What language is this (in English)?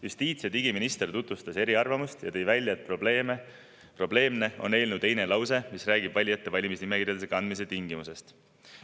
Estonian